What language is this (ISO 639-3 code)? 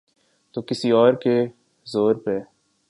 urd